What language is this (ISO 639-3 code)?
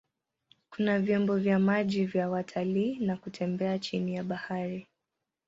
swa